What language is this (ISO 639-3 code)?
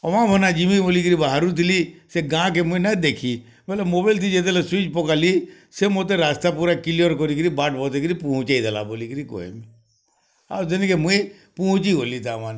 ori